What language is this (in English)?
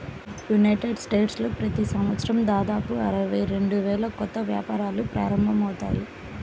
Telugu